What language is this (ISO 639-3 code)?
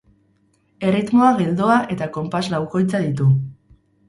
eus